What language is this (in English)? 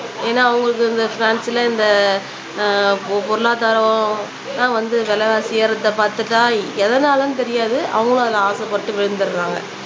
Tamil